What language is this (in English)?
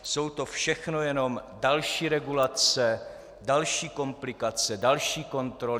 Czech